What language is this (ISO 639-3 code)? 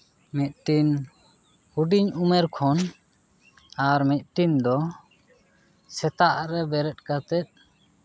sat